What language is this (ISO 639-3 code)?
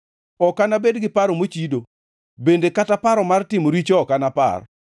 luo